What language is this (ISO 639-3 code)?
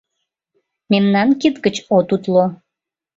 chm